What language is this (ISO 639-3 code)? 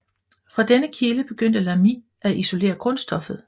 dan